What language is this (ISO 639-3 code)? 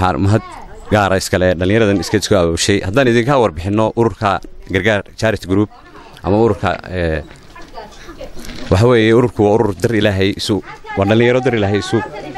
ara